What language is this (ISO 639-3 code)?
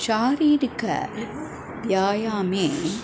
san